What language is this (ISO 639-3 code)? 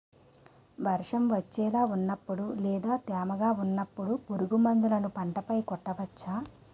tel